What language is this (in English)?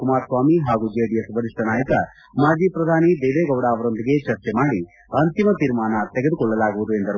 Kannada